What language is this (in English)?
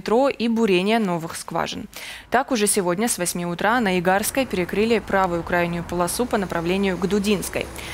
Russian